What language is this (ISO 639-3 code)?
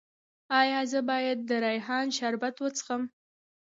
pus